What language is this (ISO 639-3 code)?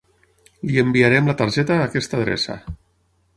cat